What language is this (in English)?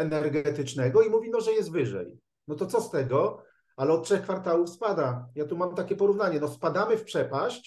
Polish